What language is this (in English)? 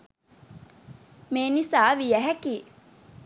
Sinhala